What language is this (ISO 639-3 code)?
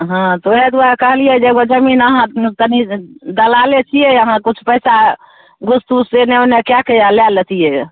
mai